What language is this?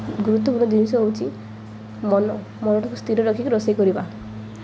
Odia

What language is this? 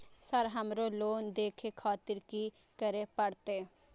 Maithili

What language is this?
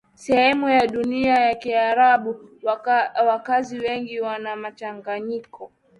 Swahili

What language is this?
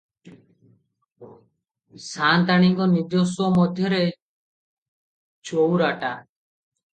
Odia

